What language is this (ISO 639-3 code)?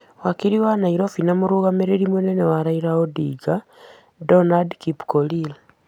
kik